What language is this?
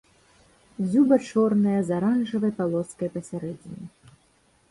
Belarusian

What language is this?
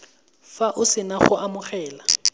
Tswana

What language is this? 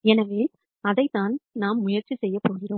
Tamil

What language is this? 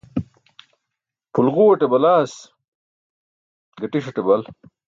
Burushaski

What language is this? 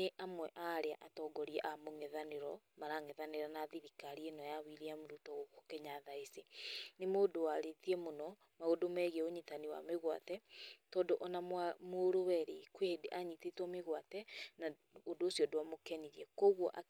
Kikuyu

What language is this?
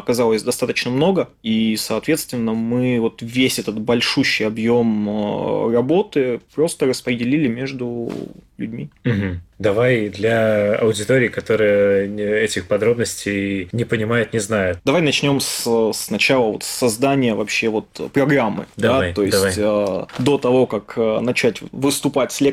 Russian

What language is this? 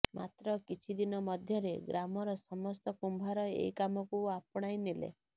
Odia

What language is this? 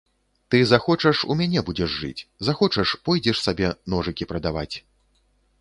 Belarusian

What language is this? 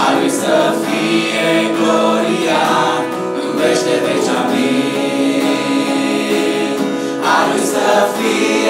Romanian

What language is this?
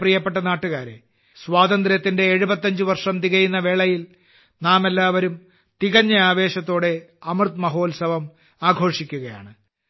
Malayalam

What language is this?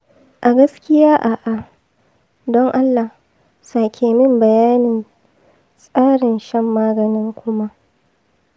Hausa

